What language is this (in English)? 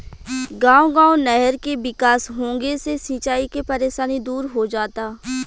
Bhojpuri